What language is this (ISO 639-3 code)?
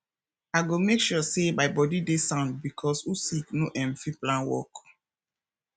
pcm